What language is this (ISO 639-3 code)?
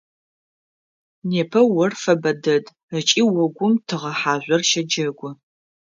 ady